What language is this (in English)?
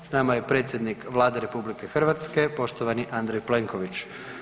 Croatian